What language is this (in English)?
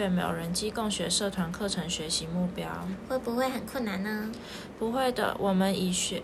Chinese